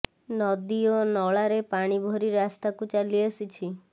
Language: Odia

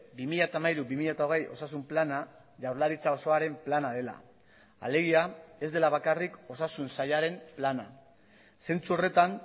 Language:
Basque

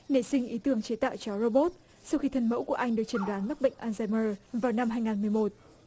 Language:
Vietnamese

